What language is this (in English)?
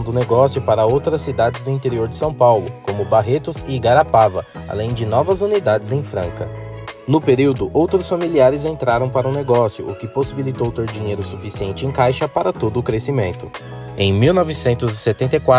Portuguese